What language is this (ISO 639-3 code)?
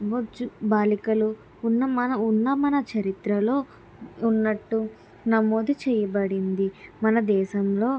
tel